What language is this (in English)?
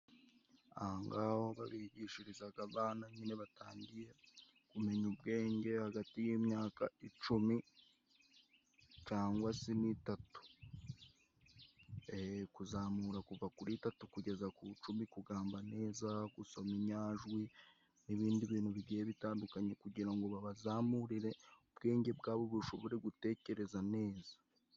Kinyarwanda